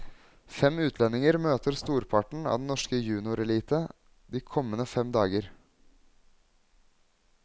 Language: Norwegian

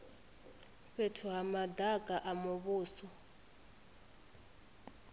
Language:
Venda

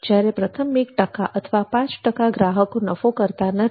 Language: Gujarati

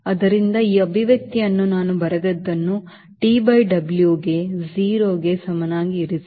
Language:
Kannada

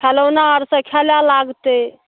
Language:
Maithili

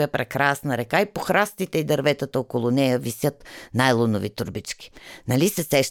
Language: Bulgarian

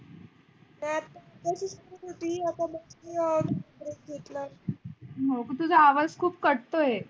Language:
Marathi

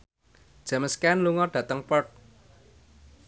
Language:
Javanese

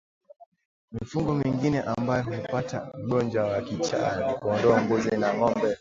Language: Swahili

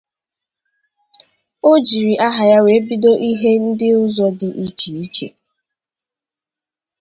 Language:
Igbo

